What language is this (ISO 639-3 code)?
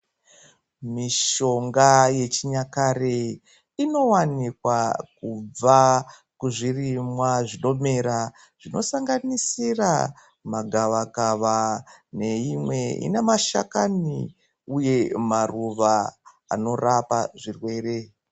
ndc